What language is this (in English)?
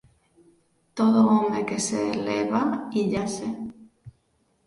Galician